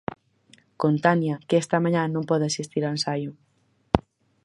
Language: Galician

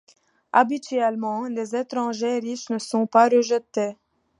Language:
French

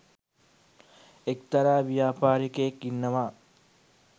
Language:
Sinhala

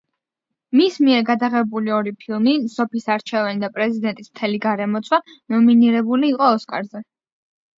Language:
Georgian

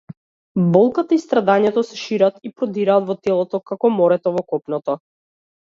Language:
Macedonian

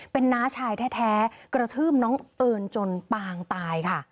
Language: Thai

